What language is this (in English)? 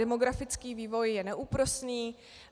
Czech